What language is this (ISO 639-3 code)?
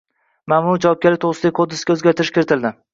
uzb